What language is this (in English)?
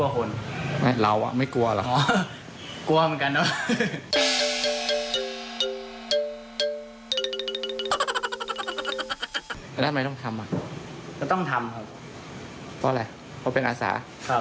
Thai